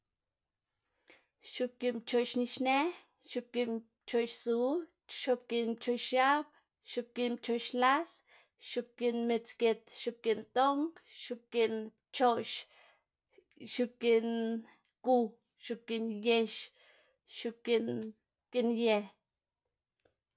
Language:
Xanaguía Zapotec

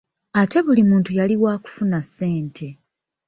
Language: Ganda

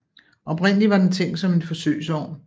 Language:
Danish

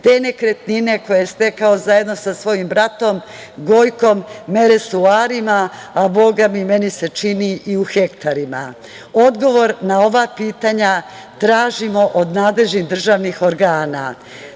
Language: Serbian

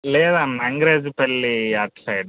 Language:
Telugu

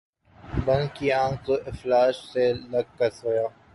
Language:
Urdu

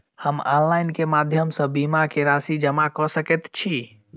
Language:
Maithili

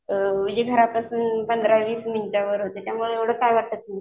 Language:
Marathi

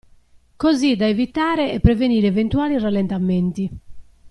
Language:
Italian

